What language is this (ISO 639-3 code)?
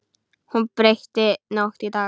isl